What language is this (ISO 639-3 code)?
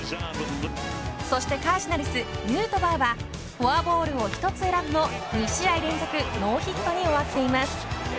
jpn